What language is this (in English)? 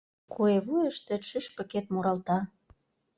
Mari